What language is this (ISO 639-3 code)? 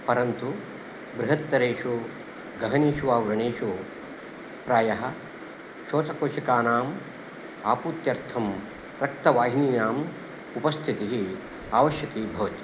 san